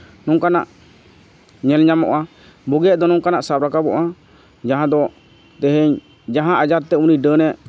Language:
Santali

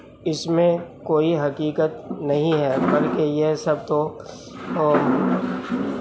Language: Urdu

